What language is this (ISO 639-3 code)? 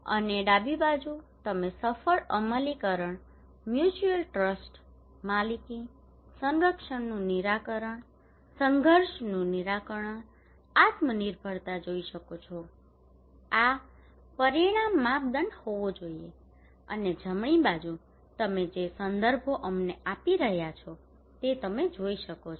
guj